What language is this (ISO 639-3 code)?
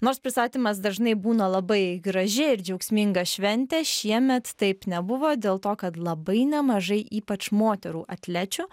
lit